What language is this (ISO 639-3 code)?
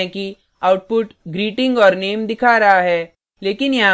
hin